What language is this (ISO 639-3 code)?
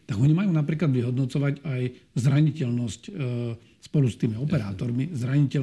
slk